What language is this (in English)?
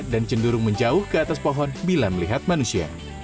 Indonesian